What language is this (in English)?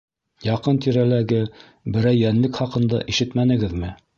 Bashkir